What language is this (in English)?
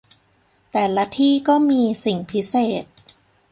Thai